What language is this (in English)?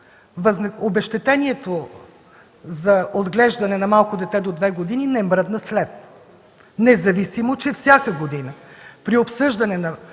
Bulgarian